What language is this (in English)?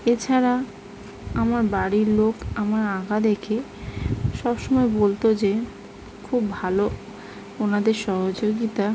Bangla